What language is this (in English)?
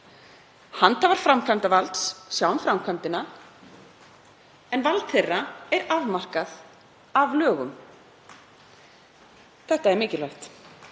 Icelandic